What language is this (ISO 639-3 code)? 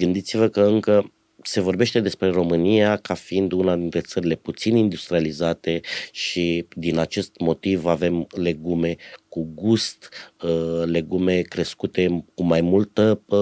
ron